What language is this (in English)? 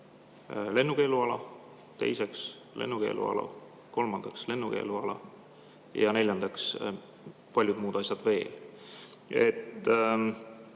Estonian